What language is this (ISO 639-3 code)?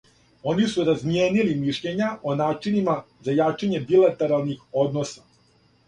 srp